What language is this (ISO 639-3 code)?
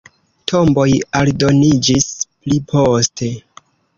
epo